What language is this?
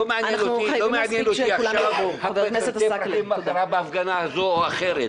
Hebrew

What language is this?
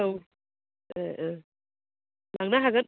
Bodo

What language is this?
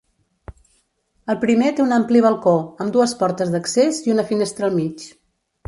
Catalan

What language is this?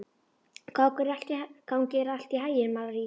Icelandic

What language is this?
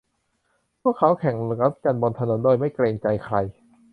Thai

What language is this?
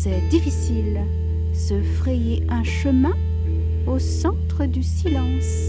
French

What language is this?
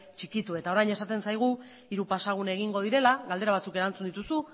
Basque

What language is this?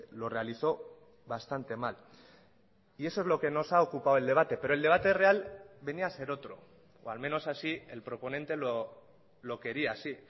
Spanish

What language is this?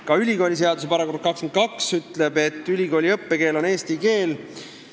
Estonian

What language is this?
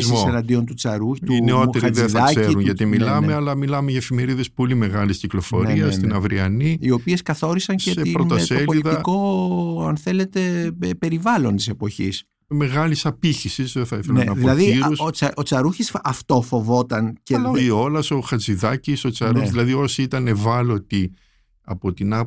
Greek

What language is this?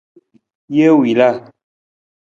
Nawdm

